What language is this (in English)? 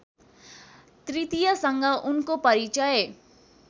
Nepali